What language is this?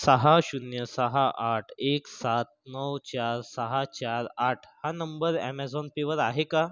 Marathi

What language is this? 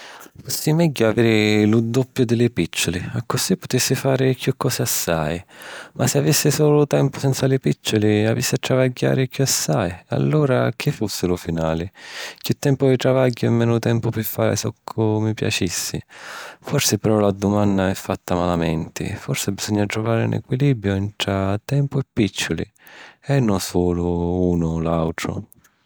Sicilian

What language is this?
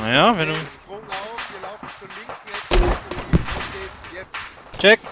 German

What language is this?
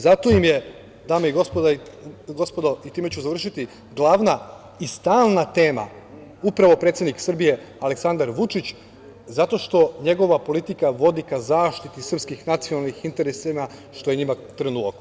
Serbian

